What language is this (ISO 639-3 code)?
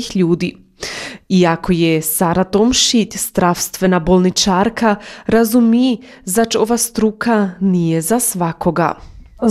hrv